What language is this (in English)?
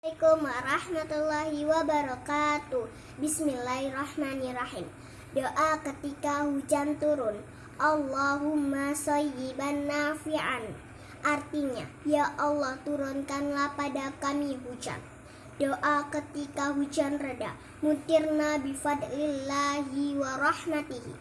Indonesian